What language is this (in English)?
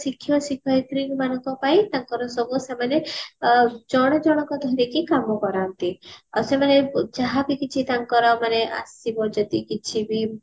Odia